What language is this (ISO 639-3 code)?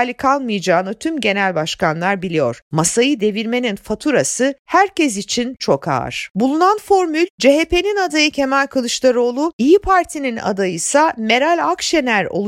tur